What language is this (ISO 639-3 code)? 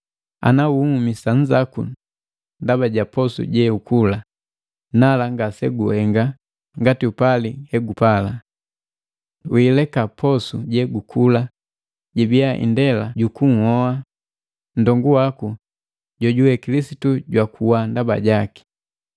mgv